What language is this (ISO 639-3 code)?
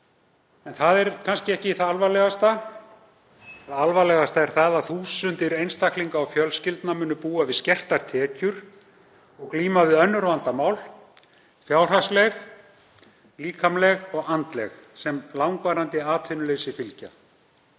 isl